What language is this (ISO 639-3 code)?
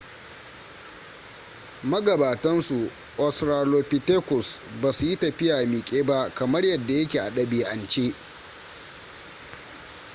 hau